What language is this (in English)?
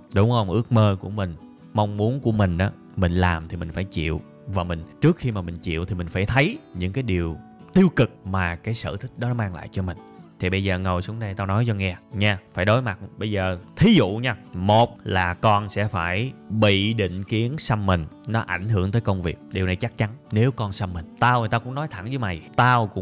Vietnamese